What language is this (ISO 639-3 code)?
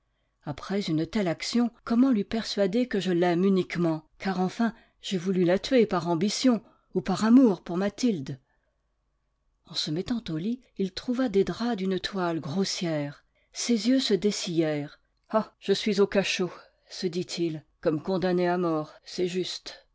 fra